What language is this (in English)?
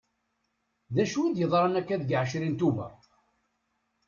Kabyle